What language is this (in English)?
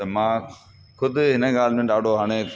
Sindhi